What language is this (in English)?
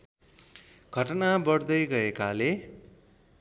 Nepali